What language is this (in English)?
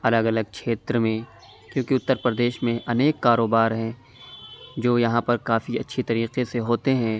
Urdu